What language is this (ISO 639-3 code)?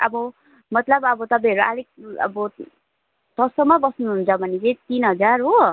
nep